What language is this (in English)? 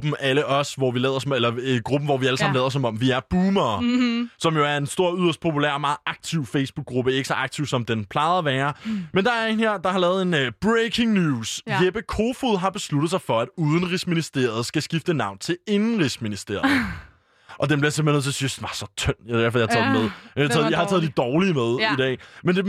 Danish